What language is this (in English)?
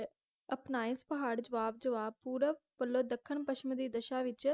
Punjabi